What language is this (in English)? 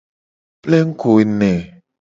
Gen